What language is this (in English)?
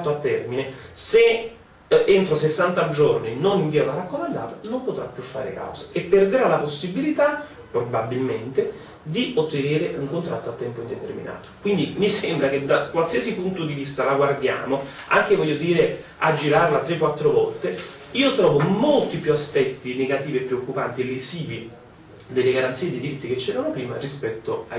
Italian